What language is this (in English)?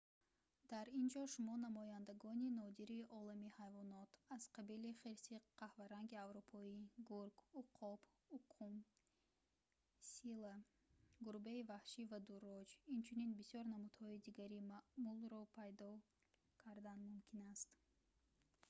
Tajik